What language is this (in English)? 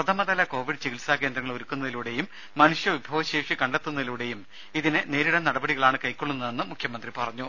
Malayalam